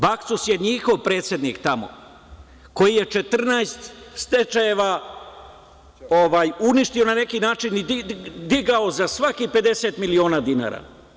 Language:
Serbian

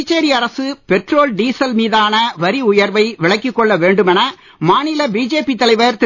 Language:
Tamil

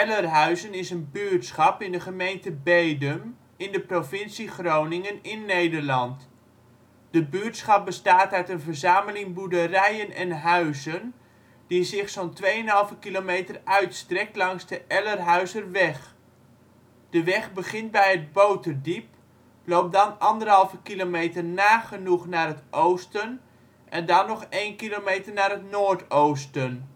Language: Dutch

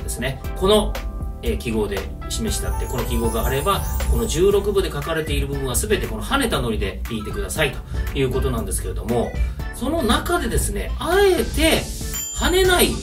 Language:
Japanese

